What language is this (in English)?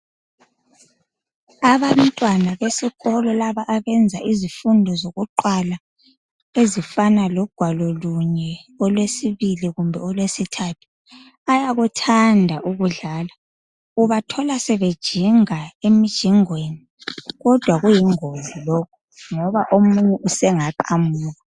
North Ndebele